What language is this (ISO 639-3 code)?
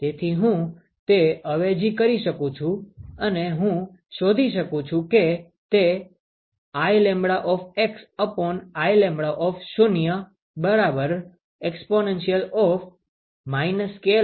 guj